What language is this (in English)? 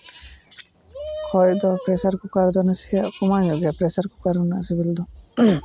Santali